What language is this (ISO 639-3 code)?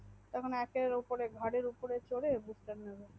ben